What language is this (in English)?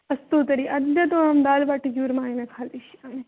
Sanskrit